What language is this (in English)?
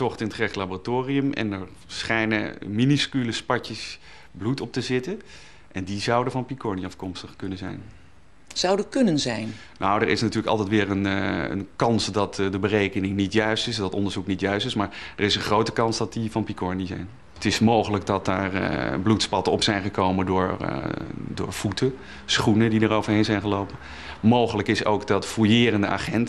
Dutch